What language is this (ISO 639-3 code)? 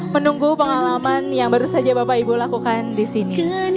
ind